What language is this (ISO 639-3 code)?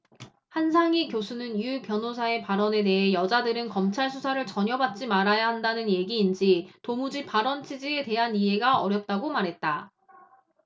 kor